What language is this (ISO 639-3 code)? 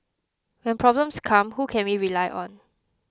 eng